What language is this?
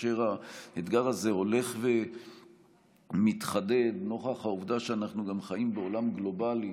Hebrew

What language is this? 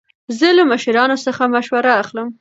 Pashto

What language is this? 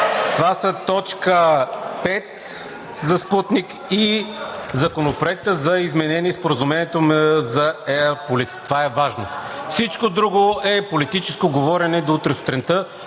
Bulgarian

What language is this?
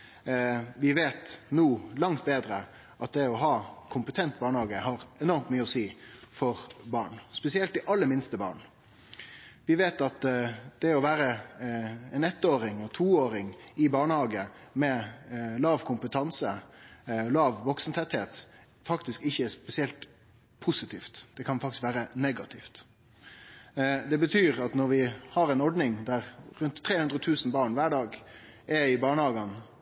Norwegian Nynorsk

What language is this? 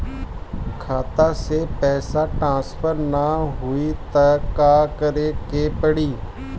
Bhojpuri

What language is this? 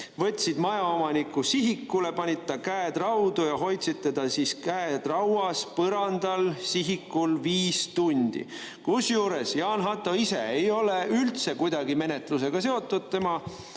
Estonian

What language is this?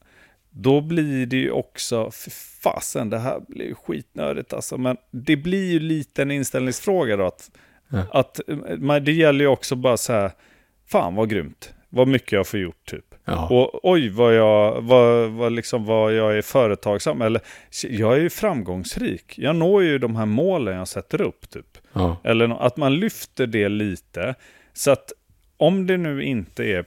Swedish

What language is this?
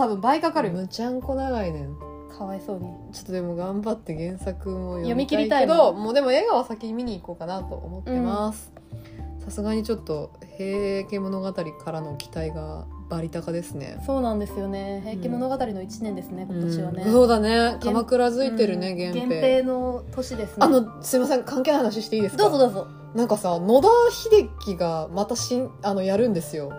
Japanese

